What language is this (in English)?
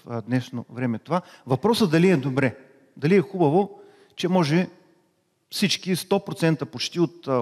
Bulgarian